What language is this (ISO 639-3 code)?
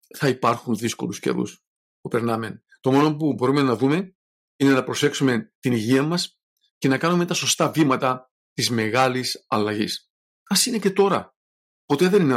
ell